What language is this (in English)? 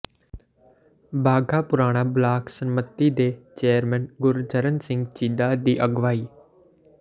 Punjabi